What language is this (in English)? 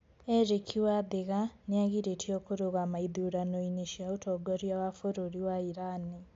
Kikuyu